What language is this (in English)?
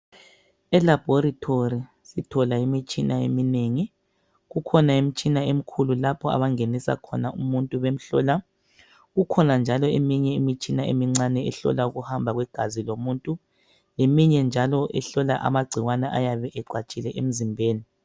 North Ndebele